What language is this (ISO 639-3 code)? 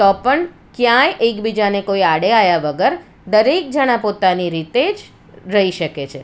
guj